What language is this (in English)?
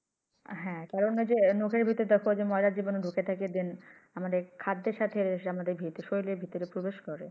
Bangla